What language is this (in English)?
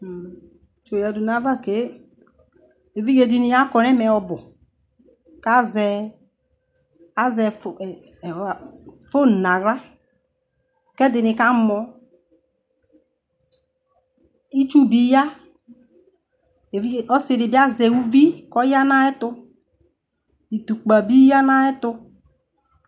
Ikposo